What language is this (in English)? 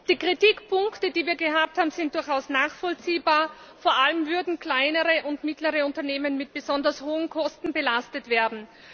German